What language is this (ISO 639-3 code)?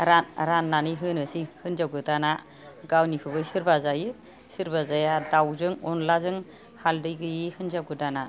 brx